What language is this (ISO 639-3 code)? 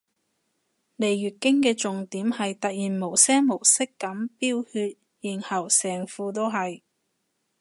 yue